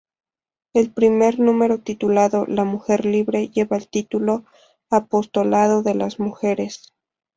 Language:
Spanish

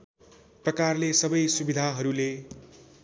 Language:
Nepali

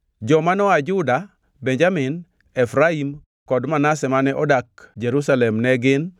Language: Luo (Kenya and Tanzania)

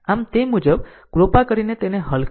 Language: Gujarati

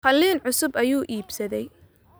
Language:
Somali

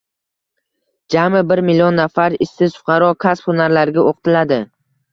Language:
Uzbek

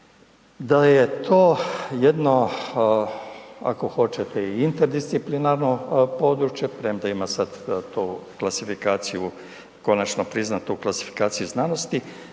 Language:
Croatian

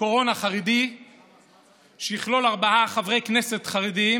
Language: Hebrew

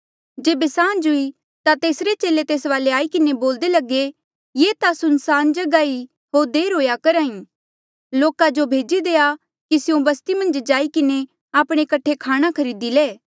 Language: Mandeali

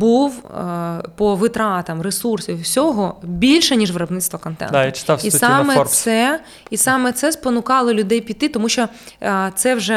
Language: Ukrainian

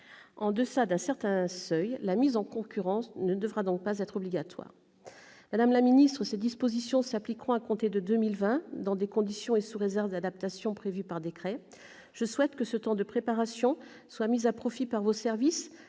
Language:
French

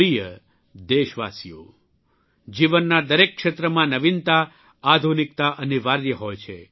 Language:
Gujarati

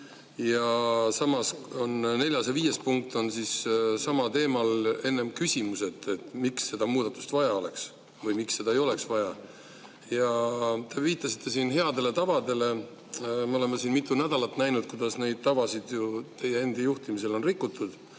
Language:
Estonian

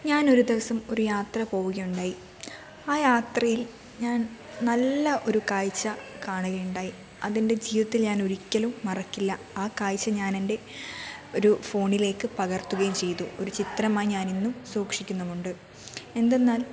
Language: Malayalam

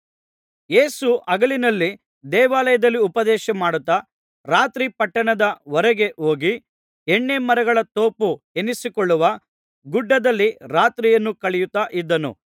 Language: Kannada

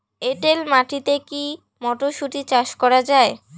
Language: Bangla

